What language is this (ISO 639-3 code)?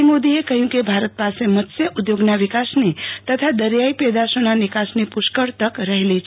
guj